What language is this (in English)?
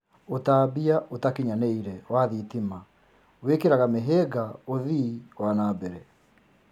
Kikuyu